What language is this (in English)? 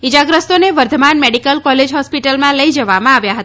Gujarati